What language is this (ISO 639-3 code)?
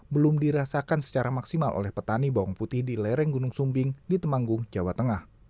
ind